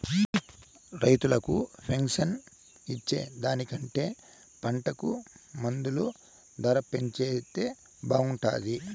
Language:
Telugu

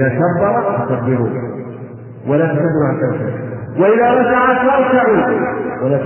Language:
Arabic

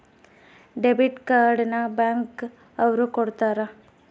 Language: Kannada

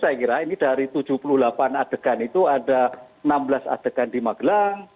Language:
Indonesian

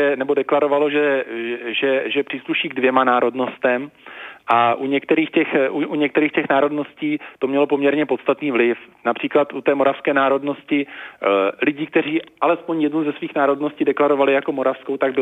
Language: Czech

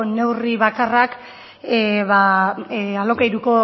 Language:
Basque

